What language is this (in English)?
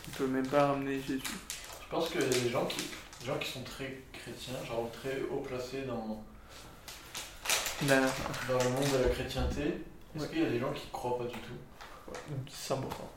French